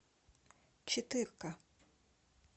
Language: Russian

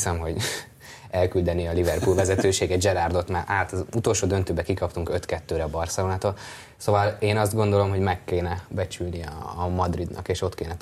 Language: Hungarian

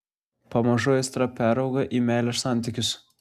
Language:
Lithuanian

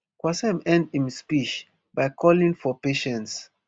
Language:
Nigerian Pidgin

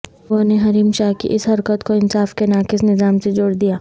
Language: Urdu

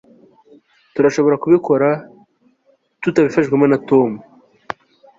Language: Kinyarwanda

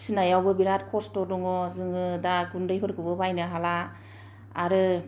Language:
Bodo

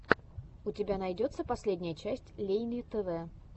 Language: Russian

